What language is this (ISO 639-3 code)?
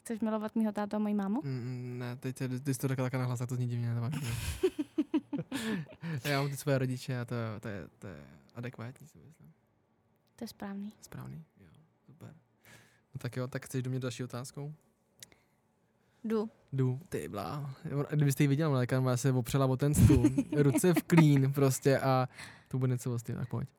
ces